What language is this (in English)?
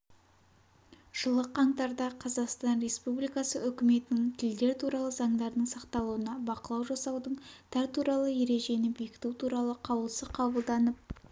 Kazakh